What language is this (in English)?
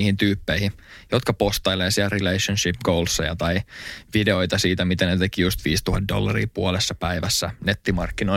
Finnish